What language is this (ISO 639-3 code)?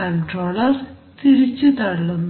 mal